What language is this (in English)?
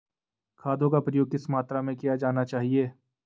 Hindi